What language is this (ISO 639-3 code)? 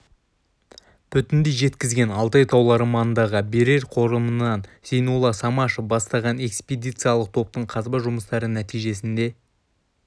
kaz